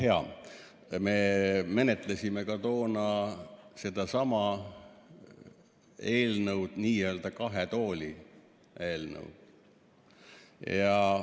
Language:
Estonian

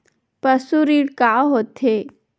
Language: Chhattisgarhi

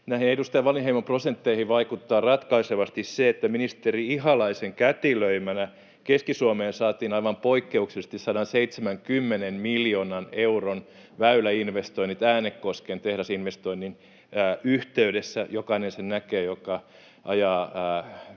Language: Finnish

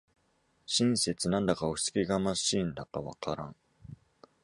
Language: Japanese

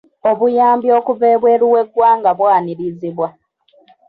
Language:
Ganda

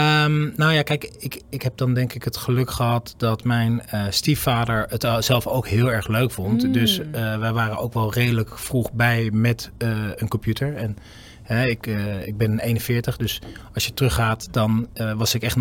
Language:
Dutch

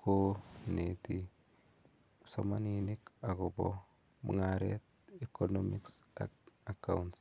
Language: Kalenjin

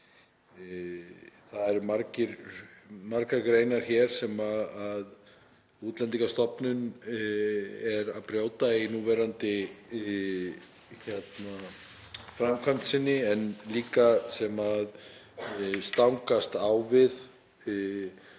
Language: Icelandic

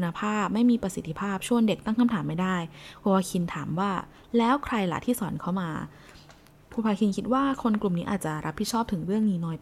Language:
Thai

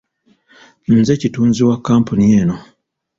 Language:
Ganda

